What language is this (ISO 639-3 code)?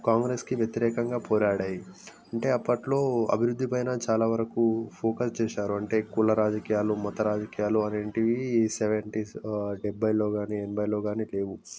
tel